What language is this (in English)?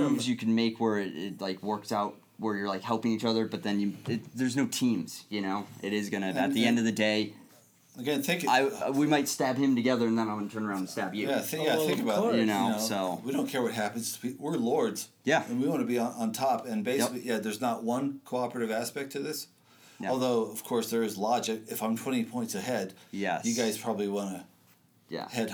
English